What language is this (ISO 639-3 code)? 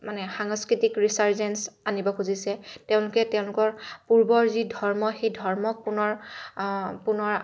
asm